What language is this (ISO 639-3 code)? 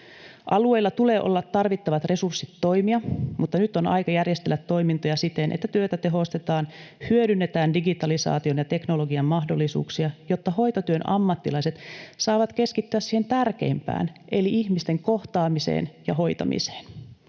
fin